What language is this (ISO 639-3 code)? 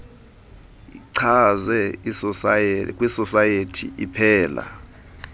xho